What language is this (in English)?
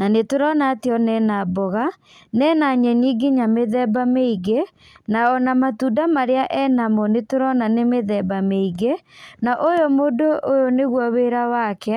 Kikuyu